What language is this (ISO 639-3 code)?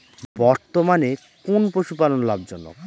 ben